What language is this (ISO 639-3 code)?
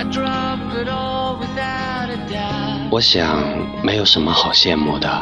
zho